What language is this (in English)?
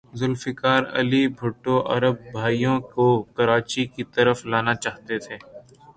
Urdu